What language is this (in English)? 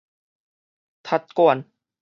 Min Nan Chinese